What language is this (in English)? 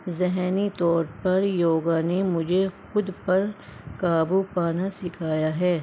Urdu